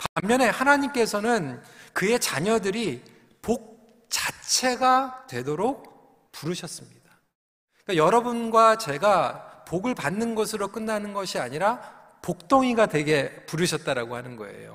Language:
Korean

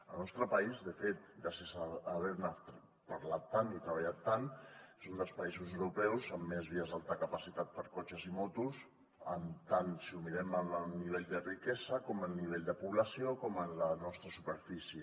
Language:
Catalan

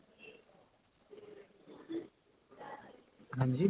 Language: Punjabi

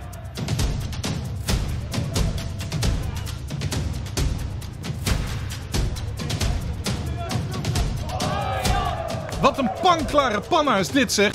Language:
Dutch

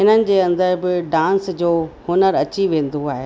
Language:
Sindhi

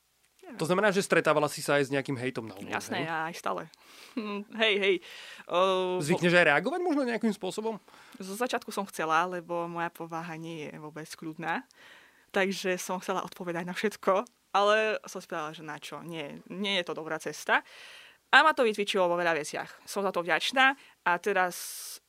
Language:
Slovak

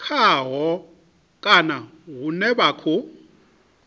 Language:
Venda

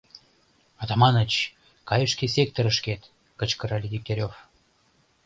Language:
Mari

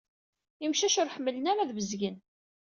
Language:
Kabyle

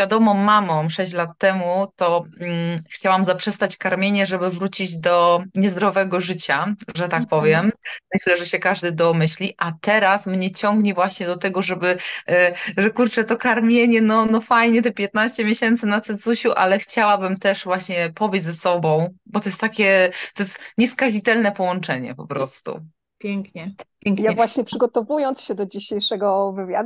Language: Polish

